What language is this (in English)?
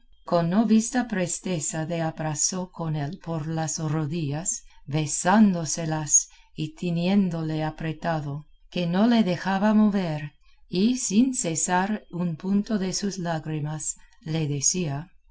Spanish